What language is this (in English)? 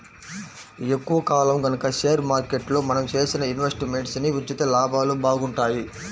Telugu